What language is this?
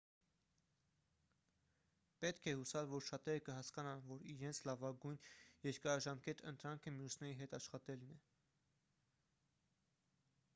Armenian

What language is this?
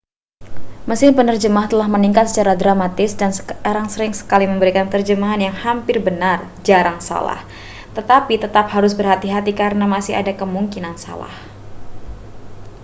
Indonesian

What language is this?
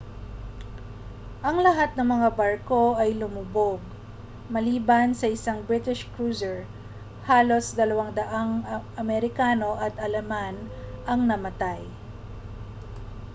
Filipino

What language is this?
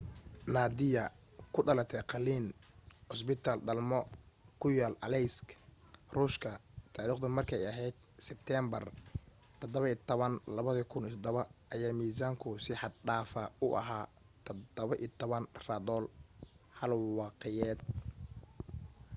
Somali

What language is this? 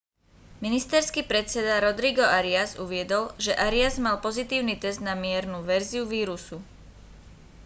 Slovak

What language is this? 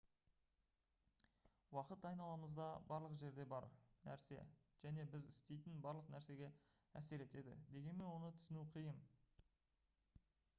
Kazakh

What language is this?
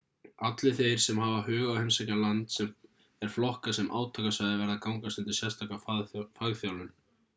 Icelandic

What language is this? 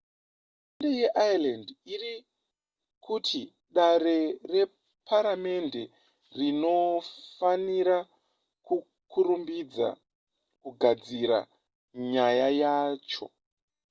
Shona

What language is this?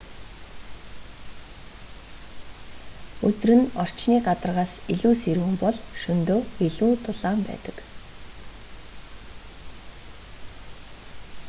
Mongolian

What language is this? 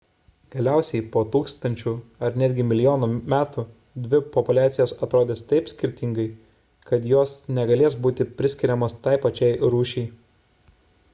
Lithuanian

